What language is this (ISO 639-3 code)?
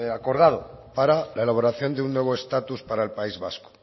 spa